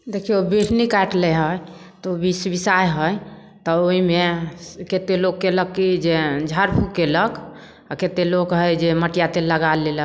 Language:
Maithili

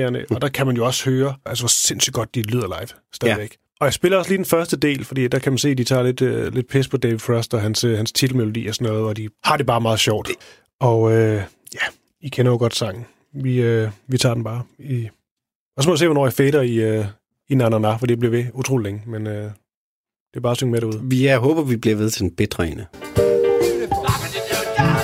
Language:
Danish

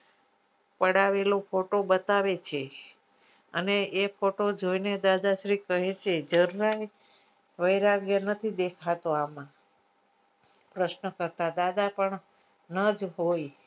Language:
Gujarati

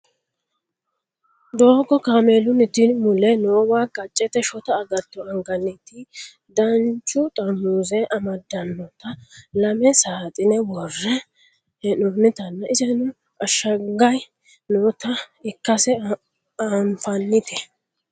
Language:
Sidamo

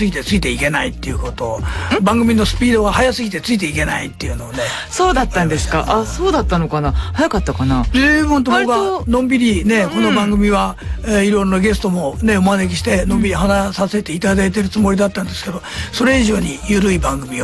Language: Japanese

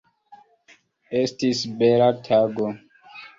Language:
Esperanto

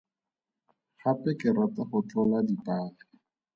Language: Tswana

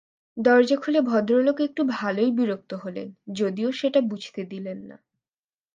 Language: Bangla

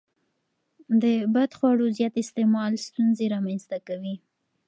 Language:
Pashto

